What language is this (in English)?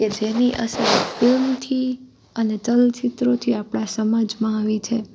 Gujarati